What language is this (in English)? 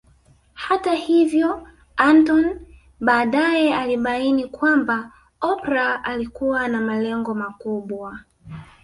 Swahili